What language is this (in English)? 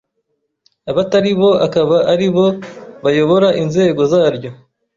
Kinyarwanda